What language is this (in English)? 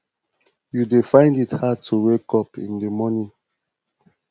Nigerian Pidgin